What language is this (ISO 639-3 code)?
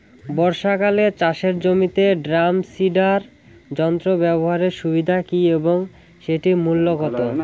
ben